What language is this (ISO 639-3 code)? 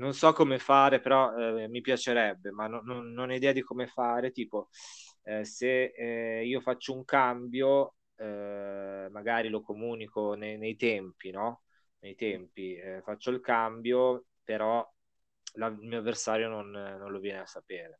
ita